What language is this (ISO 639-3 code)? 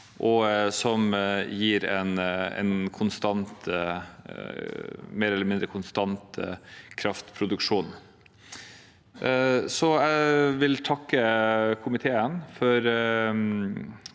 nor